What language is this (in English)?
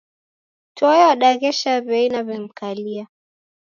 Taita